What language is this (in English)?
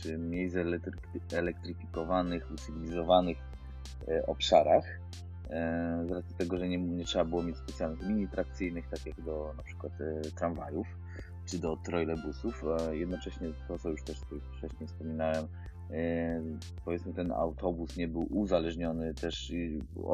Polish